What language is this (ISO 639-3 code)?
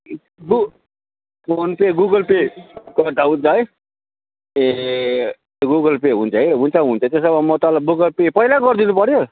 nep